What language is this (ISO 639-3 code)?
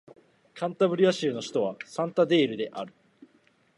jpn